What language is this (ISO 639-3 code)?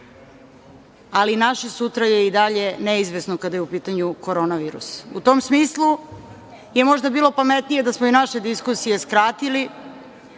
srp